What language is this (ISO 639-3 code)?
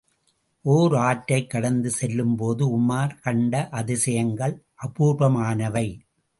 tam